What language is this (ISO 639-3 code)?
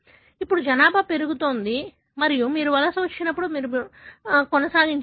tel